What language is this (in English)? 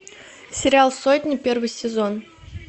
Russian